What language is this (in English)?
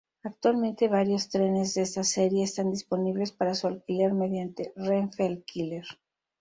Spanish